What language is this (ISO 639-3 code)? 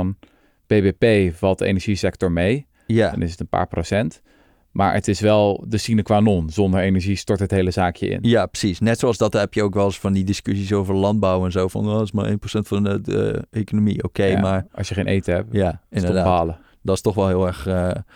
nld